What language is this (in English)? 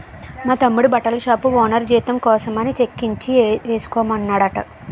Telugu